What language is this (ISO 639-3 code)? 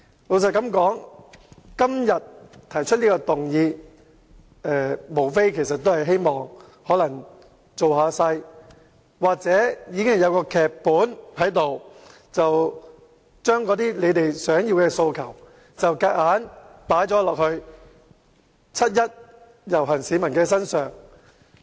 yue